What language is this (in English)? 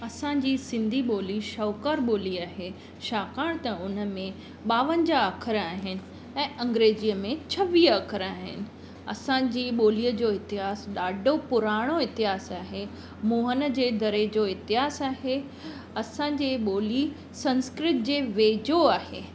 Sindhi